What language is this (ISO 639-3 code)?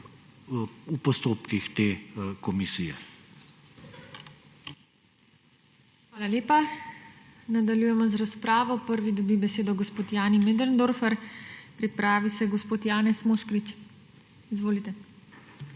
slv